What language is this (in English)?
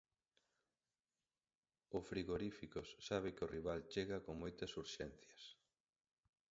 Galician